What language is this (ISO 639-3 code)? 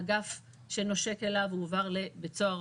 heb